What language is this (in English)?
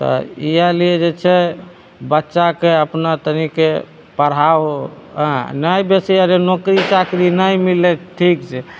Maithili